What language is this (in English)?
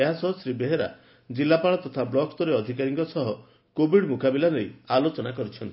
Odia